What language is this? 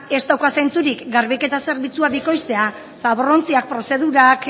Basque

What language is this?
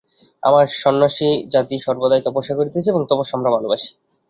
Bangla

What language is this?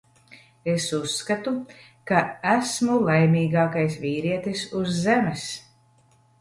Latvian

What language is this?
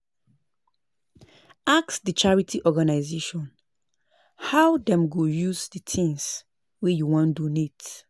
Nigerian Pidgin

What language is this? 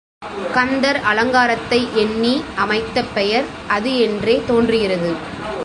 Tamil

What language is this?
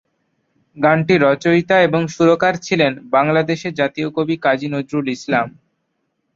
Bangla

